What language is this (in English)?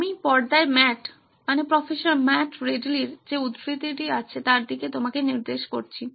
Bangla